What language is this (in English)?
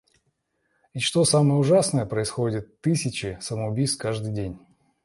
Russian